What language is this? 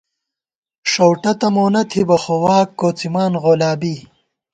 Gawar-Bati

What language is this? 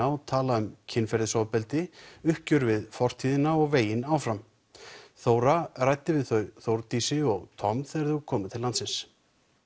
Icelandic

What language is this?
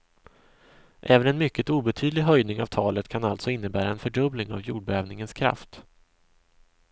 Swedish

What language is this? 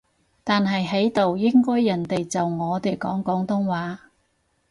Cantonese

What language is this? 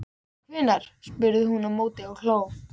Icelandic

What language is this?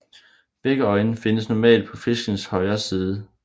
Danish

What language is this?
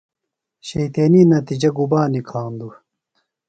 Phalura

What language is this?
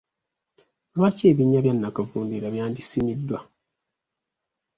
Ganda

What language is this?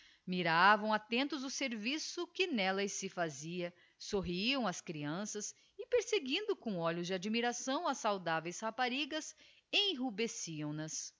Portuguese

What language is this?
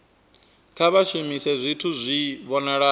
Venda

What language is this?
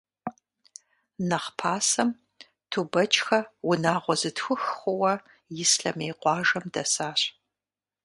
Kabardian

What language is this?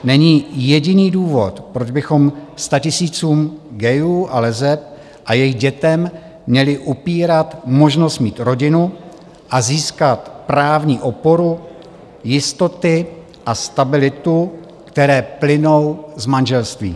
Czech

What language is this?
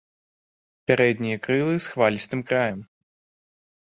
Belarusian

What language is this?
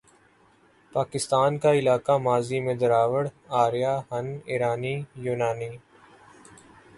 Urdu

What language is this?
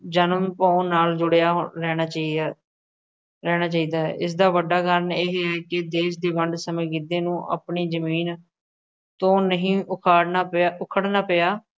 Punjabi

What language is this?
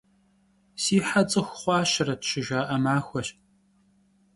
Kabardian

